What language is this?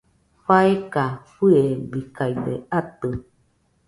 Nüpode Huitoto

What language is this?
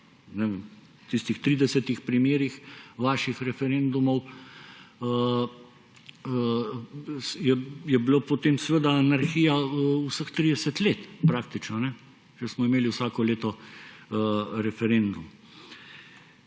Slovenian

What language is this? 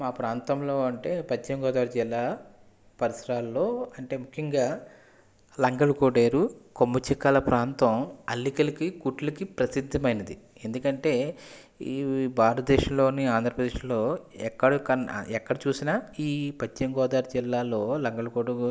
Telugu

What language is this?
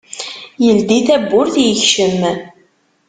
Kabyle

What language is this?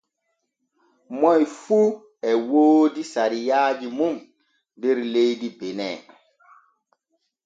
Borgu Fulfulde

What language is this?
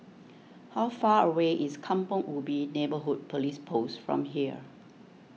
English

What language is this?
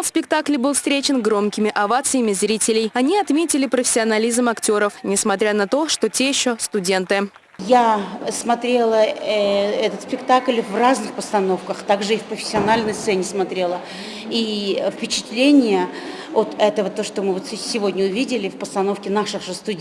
Russian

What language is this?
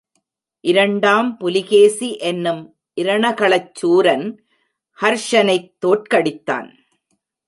Tamil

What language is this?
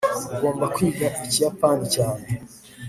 Kinyarwanda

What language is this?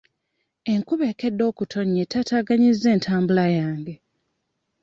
Ganda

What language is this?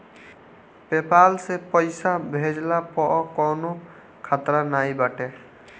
Bhojpuri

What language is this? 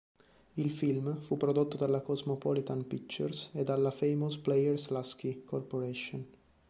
Italian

